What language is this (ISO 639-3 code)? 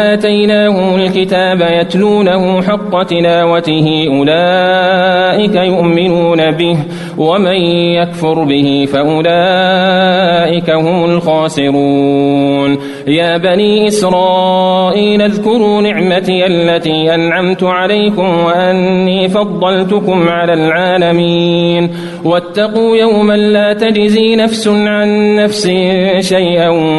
ara